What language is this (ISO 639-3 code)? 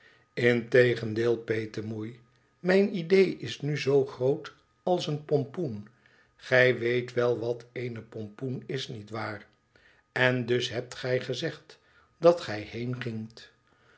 nld